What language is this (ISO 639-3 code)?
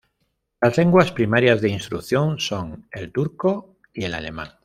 spa